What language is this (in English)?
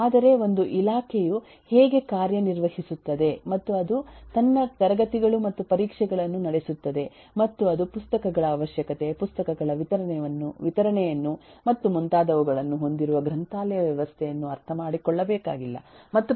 Kannada